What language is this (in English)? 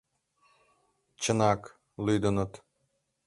Mari